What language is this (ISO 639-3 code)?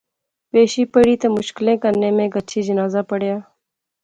phr